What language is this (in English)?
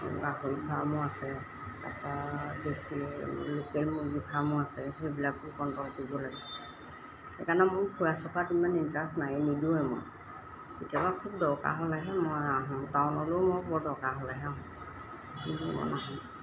Assamese